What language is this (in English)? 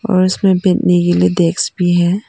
Hindi